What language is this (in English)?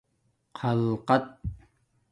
Domaaki